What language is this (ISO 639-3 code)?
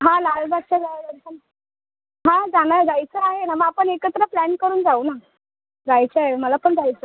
mar